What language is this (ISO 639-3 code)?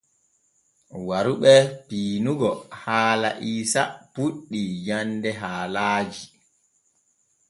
fue